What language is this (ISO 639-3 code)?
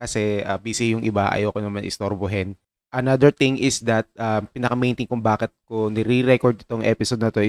fil